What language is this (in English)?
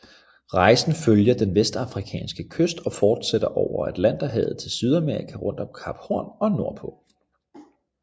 Danish